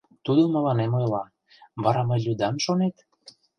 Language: Mari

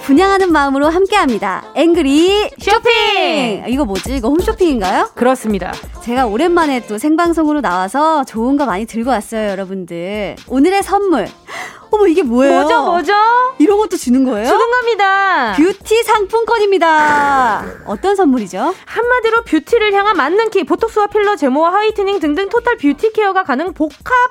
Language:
Korean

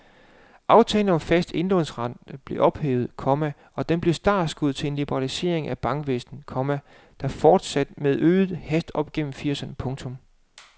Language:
Danish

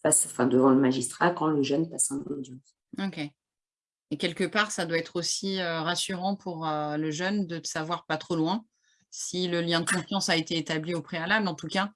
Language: French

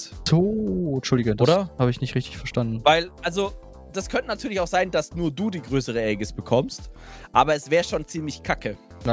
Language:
German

